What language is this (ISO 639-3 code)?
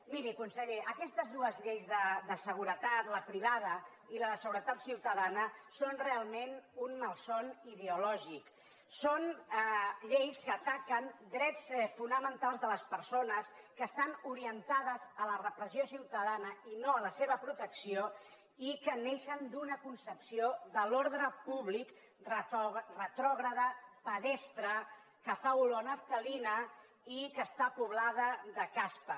cat